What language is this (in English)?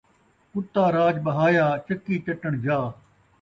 Saraiki